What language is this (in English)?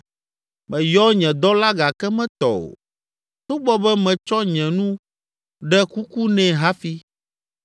Ewe